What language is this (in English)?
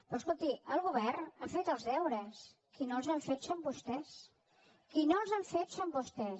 Catalan